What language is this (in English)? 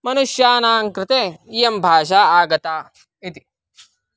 Sanskrit